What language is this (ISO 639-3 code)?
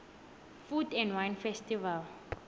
nbl